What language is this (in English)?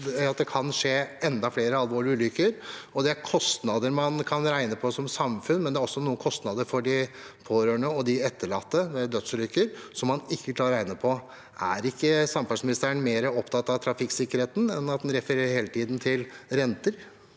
Norwegian